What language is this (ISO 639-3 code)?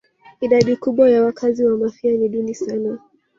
swa